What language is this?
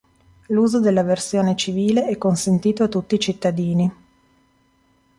Italian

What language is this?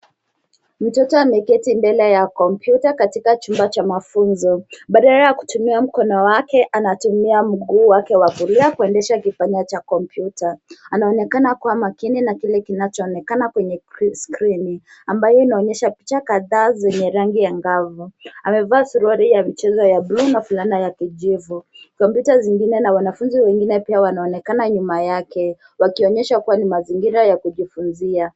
Swahili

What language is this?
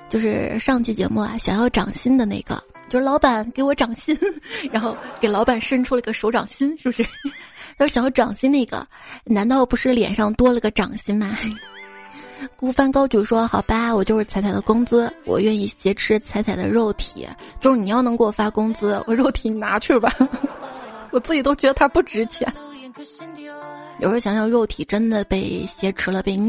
Chinese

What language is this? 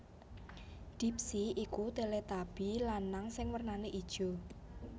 Javanese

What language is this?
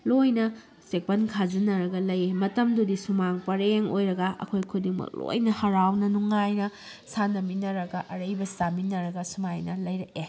Manipuri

